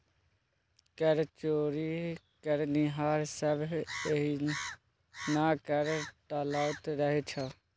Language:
Maithili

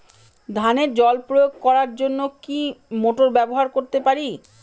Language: Bangla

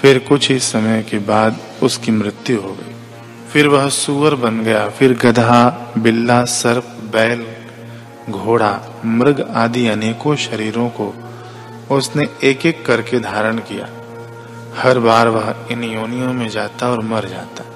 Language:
Hindi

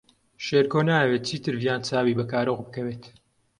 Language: Central Kurdish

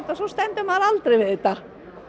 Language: Icelandic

